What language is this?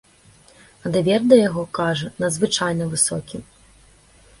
Belarusian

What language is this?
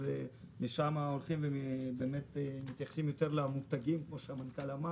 Hebrew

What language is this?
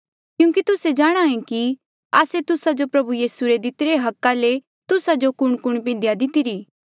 Mandeali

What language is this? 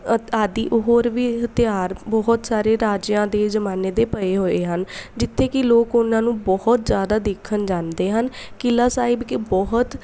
Punjabi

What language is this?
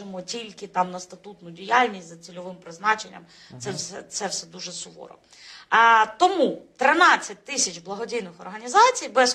Ukrainian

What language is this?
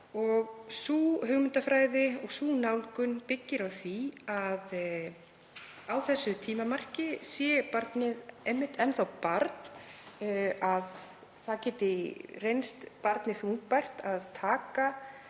Icelandic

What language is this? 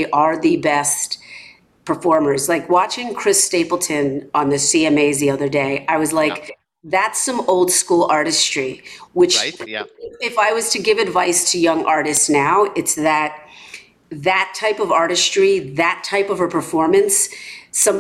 English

